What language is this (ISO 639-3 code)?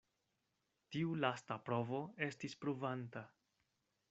epo